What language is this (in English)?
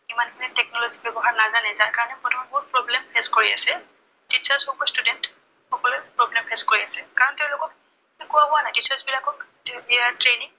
Assamese